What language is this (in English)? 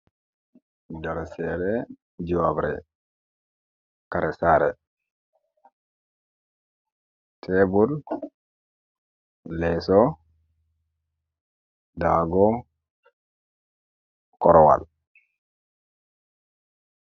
Fula